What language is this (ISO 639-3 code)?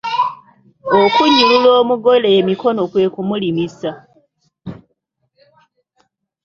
lug